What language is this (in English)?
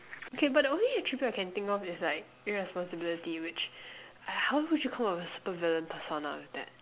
English